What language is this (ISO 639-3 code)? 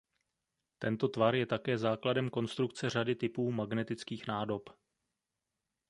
ces